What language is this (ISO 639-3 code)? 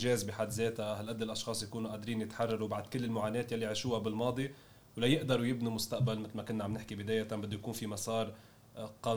ara